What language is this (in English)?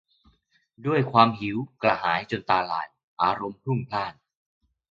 Thai